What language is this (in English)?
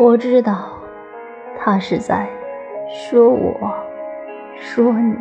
Chinese